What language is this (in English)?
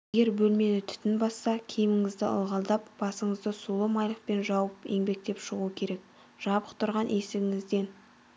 Kazakh